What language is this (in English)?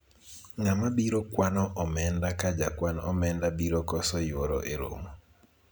Luo (Kenya and Tanzania)